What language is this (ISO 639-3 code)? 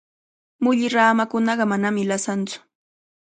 qvl